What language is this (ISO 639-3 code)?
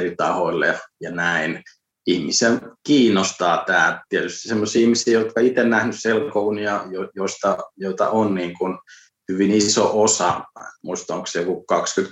fin